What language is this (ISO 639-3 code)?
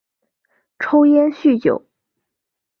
zho